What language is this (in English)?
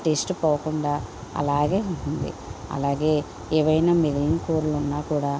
Telugu